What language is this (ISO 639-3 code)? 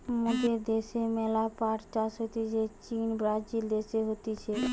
ben